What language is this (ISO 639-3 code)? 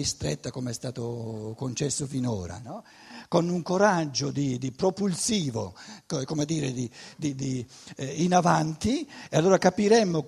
ita